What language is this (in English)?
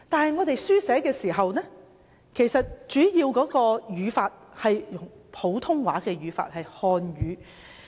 Cantonese